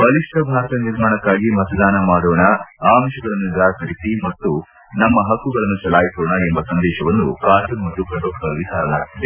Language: Kannada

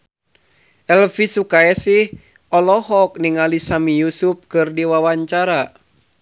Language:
Sundanese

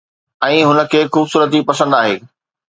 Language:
Sindhi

